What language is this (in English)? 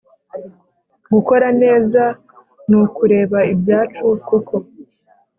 Kinyarwanda